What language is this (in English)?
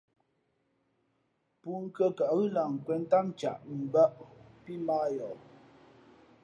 Fe'fe'